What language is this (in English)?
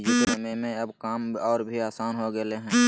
Magahi